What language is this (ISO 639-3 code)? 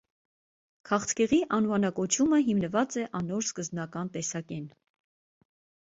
hye